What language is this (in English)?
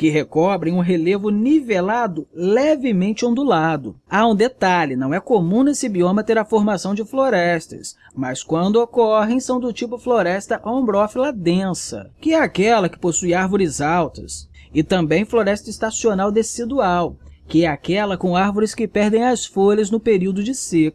Portuguese